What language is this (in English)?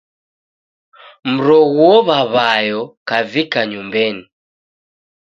Taita